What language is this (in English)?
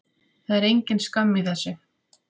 Icelandic